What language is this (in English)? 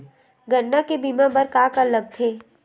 Chhattisgarhi